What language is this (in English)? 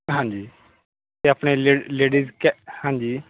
Punjabi